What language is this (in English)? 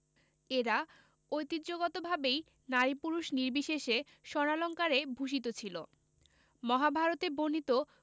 Bangla